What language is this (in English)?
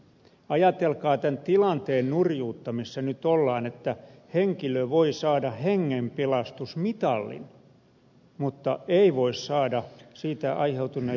Finnish